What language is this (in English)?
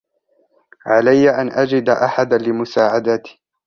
Arabic